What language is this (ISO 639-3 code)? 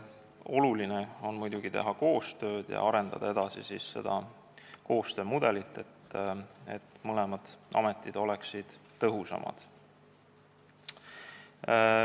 est